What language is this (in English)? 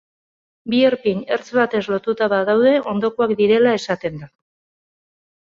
Basque